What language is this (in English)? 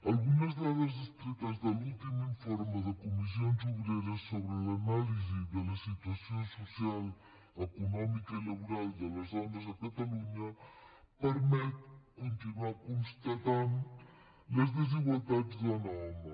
Catalan